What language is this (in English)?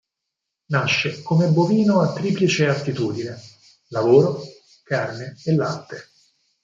Italian